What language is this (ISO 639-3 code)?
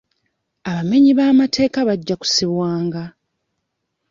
lug